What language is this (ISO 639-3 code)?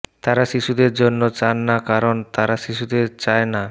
ben